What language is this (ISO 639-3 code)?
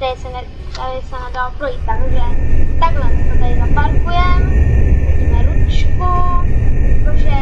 ces